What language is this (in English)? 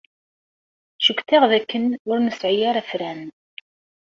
Kabyle